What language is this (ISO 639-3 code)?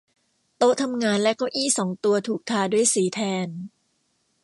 tha